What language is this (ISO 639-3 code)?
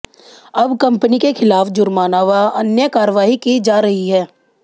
hin